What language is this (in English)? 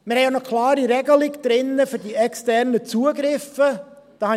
Swiss German